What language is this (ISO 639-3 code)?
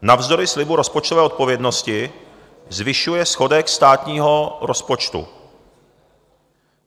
ces